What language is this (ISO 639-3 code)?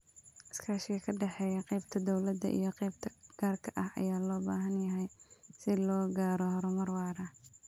som